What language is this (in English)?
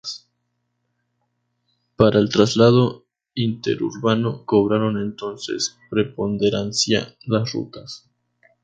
Spanish